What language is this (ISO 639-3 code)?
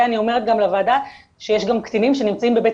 heb